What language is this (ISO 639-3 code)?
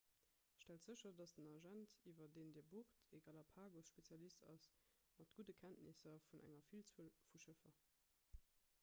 ltz